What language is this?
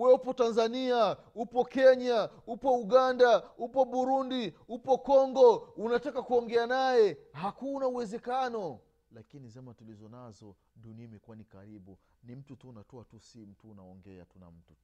Swahili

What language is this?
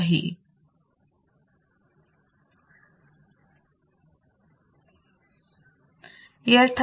Marathi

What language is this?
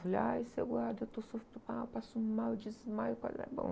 Portuguese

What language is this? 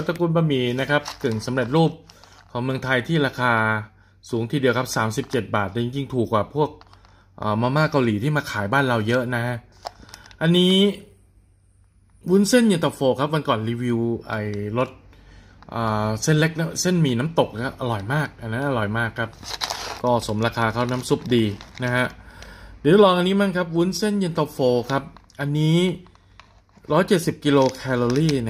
Thai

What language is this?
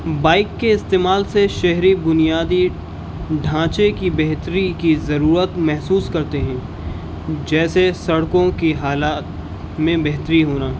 Urdu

